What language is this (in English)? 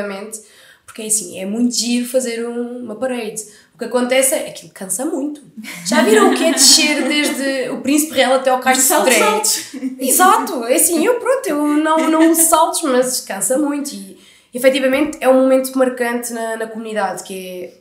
Portuguese